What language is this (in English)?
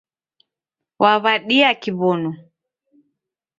Taita